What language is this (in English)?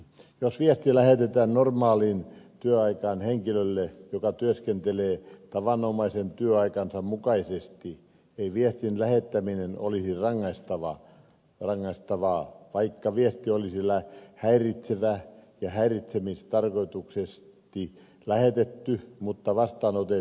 Finnish